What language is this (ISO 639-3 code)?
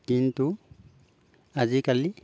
asm